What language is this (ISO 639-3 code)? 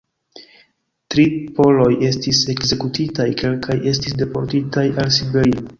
epo